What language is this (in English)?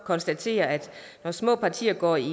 Danish